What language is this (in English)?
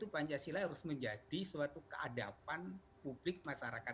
Indonesian